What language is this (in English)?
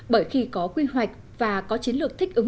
Vietnamese